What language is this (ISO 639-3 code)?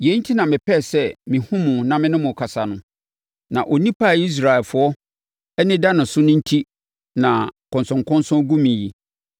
aka